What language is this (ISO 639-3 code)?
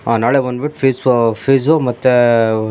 kan